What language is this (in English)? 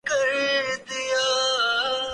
Urdu